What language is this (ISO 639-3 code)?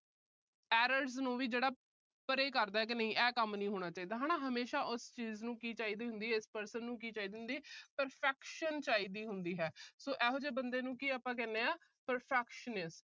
pan